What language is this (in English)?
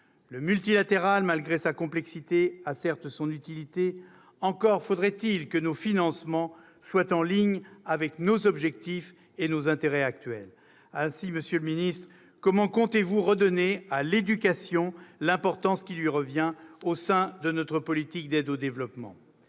French